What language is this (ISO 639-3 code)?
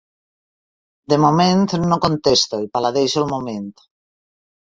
cat